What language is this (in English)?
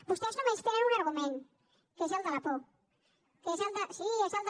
Catalan